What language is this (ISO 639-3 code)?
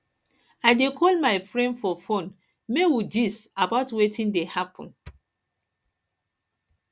pcm